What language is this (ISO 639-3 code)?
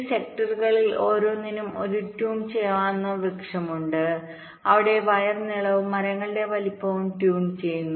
mal